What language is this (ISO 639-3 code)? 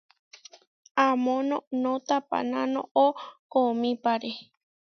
var